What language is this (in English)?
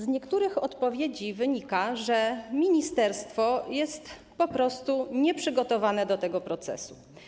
Polish